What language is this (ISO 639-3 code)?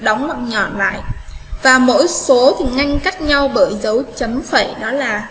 vie